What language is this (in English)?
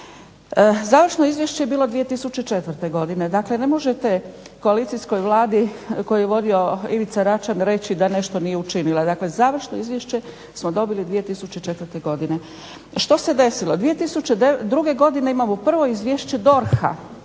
Croatian